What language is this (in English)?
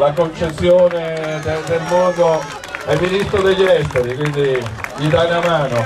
Italian